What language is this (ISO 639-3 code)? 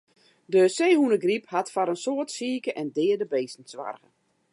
fry